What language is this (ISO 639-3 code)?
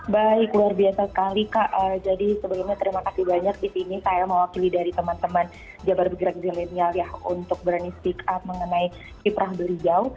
ind